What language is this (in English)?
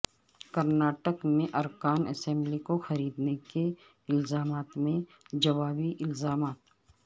Urdu